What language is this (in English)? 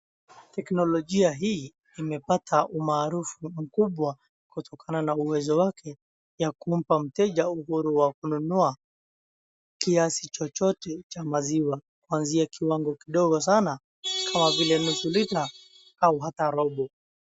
Swahili